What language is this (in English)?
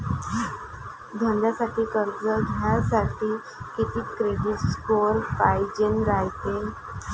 Marathi